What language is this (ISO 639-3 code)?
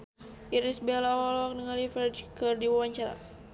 sun